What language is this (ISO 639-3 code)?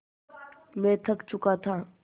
hin